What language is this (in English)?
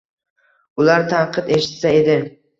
Uzbek